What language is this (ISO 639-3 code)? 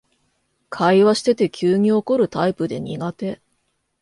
jpn